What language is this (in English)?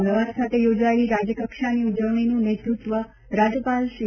Gujarati